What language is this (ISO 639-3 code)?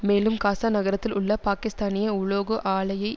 tam